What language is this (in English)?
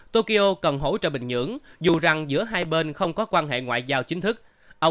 Vietnamese